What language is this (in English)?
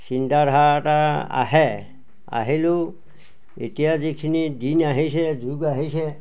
Assamese